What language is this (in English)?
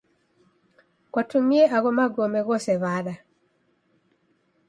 Taita